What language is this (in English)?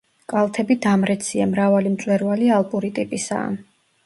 Georgian